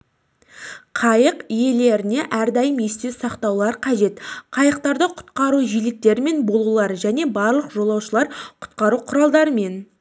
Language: Kazakh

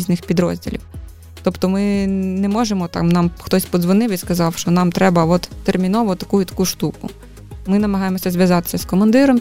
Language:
Ukrainian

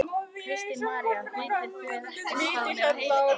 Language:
Icelandic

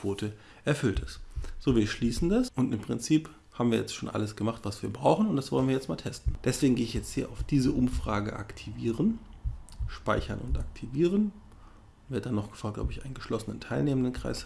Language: German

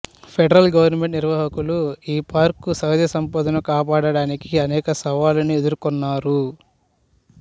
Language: Telugu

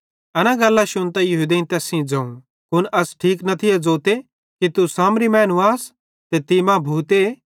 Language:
Bhadrawahi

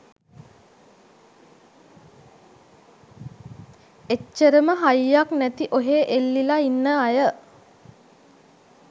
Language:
Sinhala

